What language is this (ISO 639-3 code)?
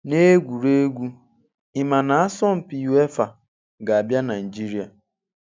ibo